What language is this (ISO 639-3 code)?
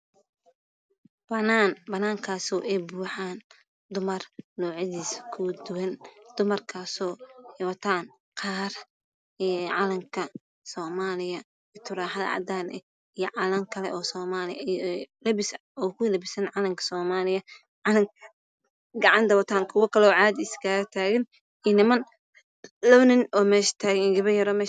som